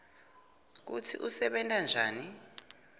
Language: Swati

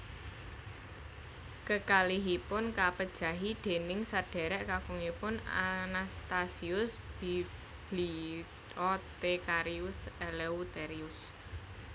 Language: Javanese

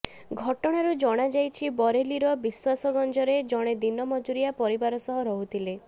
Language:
Odia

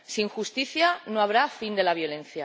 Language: Spanish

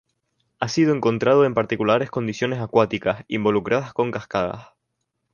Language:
Spanish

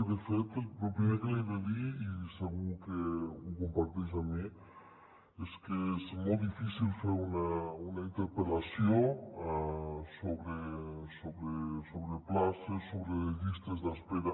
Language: Catalan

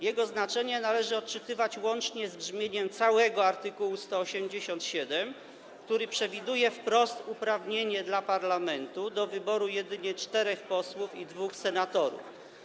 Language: Polish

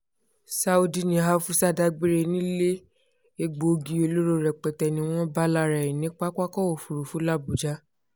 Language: Yoruba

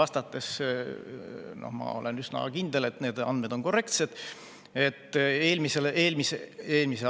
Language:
Estonian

